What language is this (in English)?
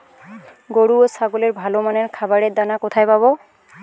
Bangla